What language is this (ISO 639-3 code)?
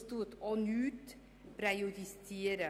gsw